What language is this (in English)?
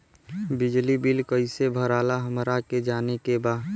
Bhojpuri